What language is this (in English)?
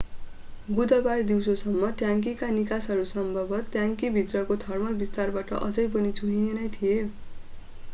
Nepali